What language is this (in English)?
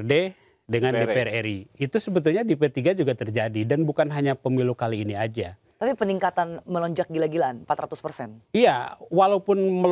Indonesian